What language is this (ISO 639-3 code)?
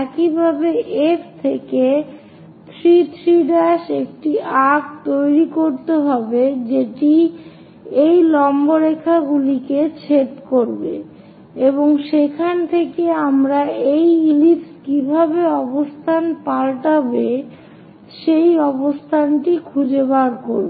ben